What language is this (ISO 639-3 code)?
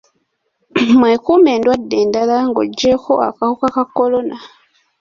lug